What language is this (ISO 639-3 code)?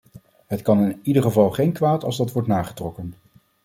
nld